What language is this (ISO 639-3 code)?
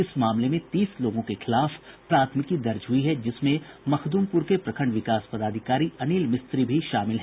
hin